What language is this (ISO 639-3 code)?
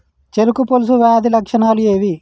tel